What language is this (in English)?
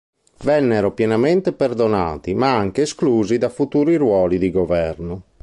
Italian